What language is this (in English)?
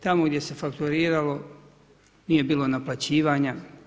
Croatian